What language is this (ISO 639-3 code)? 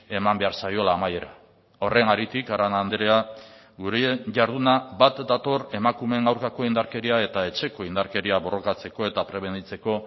eus